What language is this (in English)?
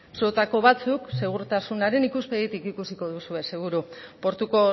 Basque